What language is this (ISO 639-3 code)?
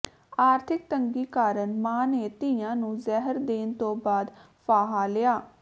pan